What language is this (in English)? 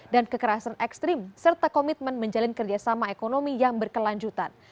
Indonesian